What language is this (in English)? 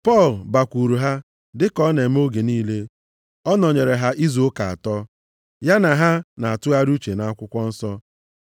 Igbo